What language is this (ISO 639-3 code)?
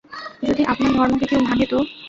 ben